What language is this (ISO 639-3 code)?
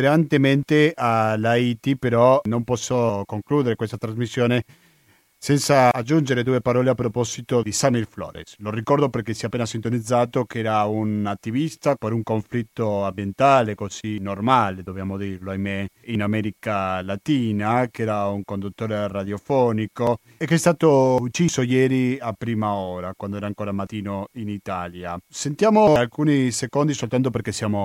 ita